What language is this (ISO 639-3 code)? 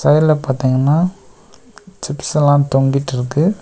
tam